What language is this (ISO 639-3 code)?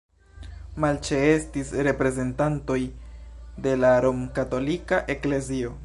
epo